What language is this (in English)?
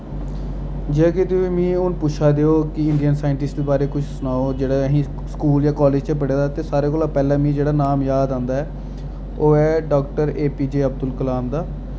Dogri